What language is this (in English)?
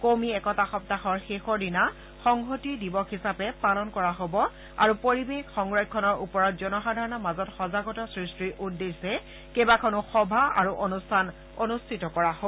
Assamese